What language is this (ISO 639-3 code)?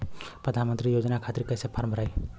bho